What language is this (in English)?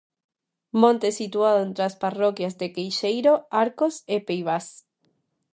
Galician